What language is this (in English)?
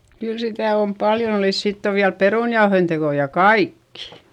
Finnish